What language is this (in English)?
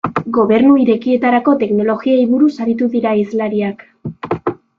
Basque